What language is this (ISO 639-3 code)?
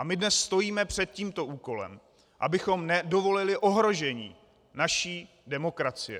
ces